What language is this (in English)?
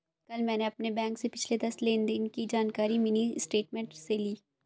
Hindi